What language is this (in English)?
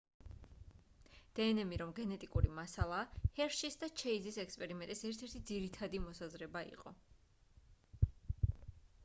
Georgian